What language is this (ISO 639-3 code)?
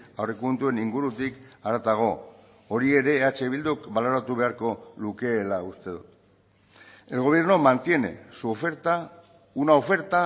eus